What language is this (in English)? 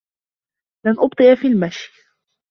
Arabic